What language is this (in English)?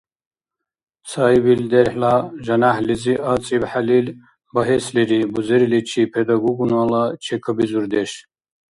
Dargwa